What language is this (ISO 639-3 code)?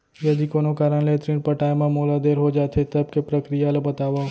hne